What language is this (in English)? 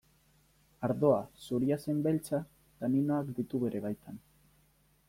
Basque